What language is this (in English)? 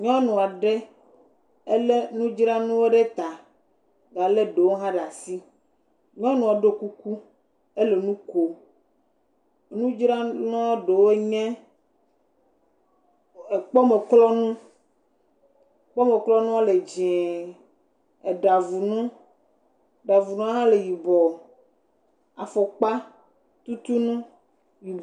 Ewe